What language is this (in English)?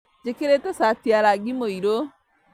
Kikuyu